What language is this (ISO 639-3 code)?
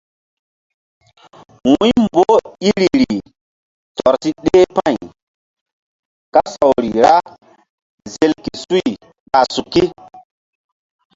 mdd